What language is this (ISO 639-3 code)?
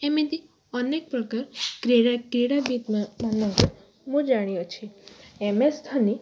ori